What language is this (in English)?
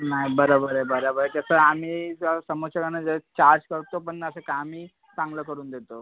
Marathi